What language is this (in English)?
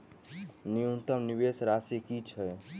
Maithili